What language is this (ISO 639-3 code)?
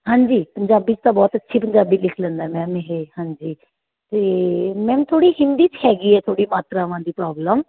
pan